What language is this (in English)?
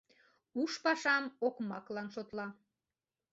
Mari